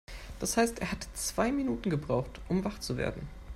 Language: German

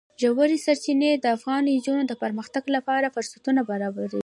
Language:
Pashto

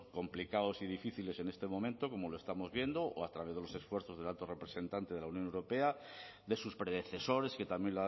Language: Spanish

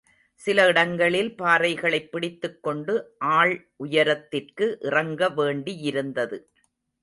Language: Tamil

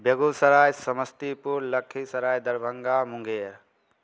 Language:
Maithili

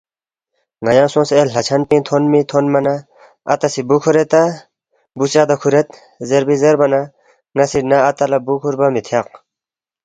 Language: Balti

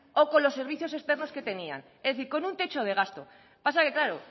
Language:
Spanish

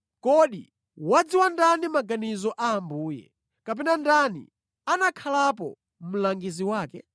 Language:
Nyanja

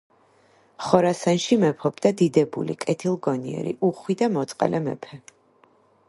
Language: Georgian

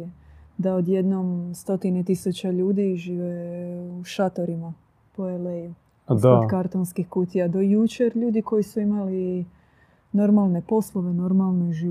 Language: Croatian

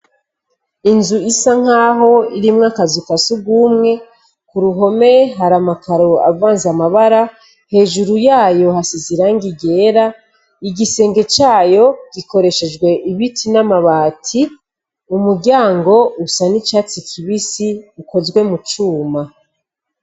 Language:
Rundi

